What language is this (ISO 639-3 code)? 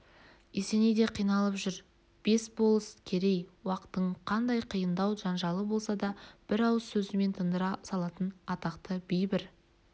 kaz